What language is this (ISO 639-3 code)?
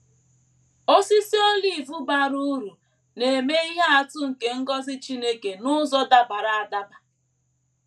ibo